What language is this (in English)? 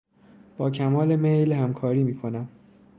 Persian